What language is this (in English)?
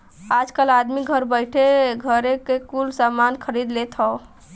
Bhojpuri